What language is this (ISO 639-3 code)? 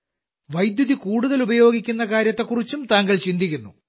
mal